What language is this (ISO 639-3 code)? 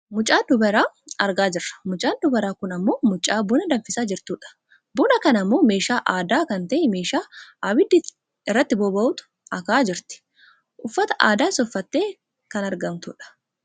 orm